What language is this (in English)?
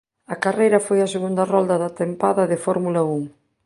Galician